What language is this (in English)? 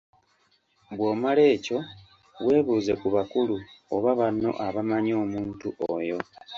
Ganda